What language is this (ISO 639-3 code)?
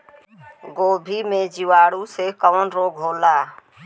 bho